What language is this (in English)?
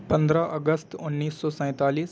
Urdu